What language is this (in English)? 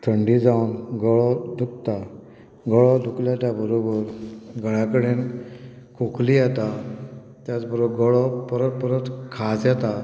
Konkani